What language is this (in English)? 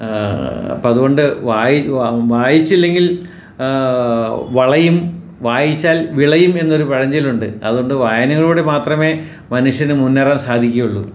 Malayalam